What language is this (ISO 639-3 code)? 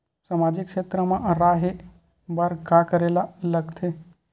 hne